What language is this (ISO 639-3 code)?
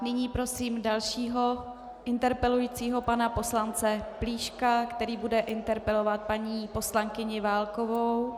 ces